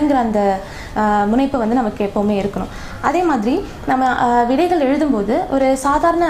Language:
English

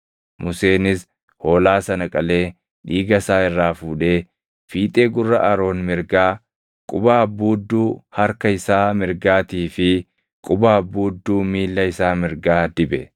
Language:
Oromo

